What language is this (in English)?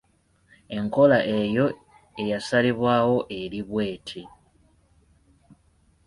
Ganda